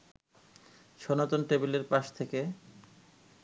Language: Bangla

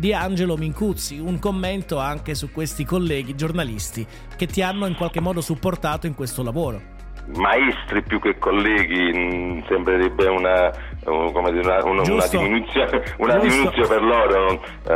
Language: Italian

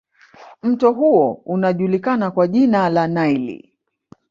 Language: Swahili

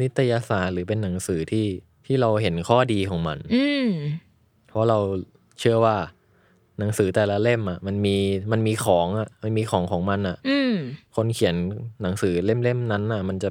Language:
Thai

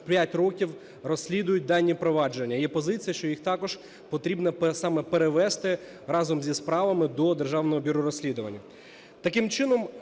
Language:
Ukrainian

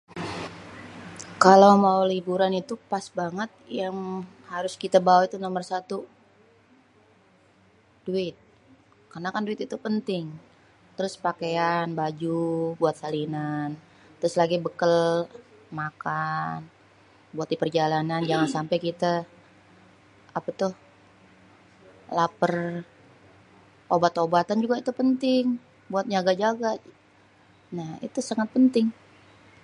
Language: Betawi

